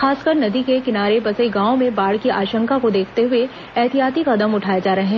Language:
Hindi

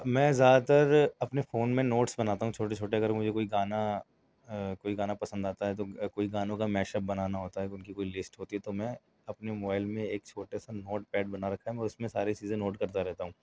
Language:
Urdu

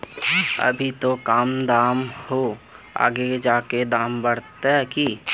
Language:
Magahi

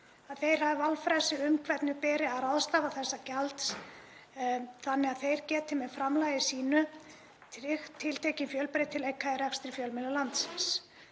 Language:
Icelandic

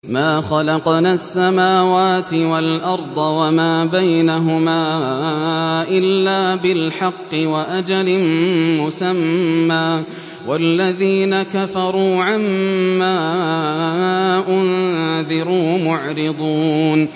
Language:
Arabic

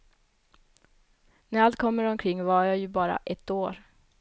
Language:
Swedish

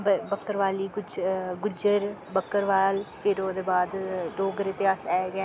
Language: Dogri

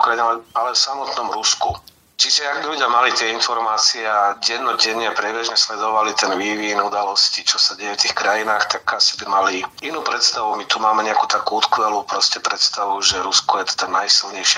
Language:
Slovak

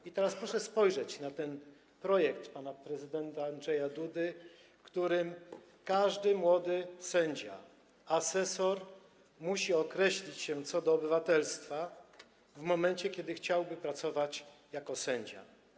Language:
Polish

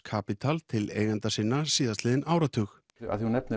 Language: Icelandic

